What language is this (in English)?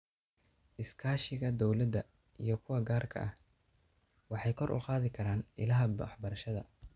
Somali